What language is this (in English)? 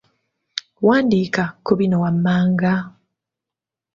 Ganda